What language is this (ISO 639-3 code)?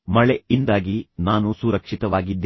kan